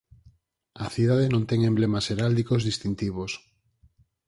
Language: Galician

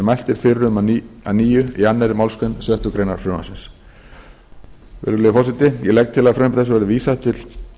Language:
Icelandic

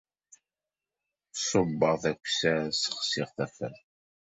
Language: Kabyle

